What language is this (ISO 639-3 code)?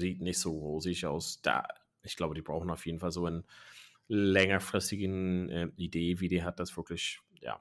deu